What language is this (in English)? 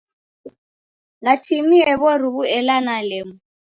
Taita